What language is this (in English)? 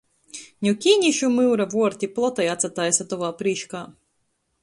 Latgalian